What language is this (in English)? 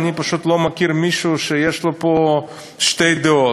Hebrew